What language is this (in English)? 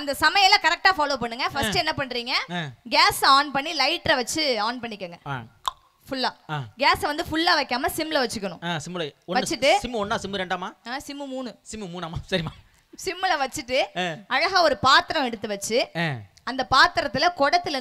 Tamil